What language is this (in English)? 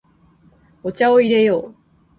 Japanese